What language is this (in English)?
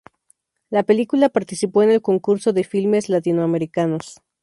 Spanish